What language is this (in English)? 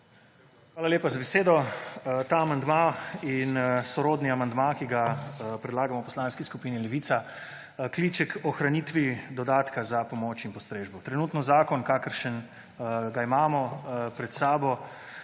Slovenian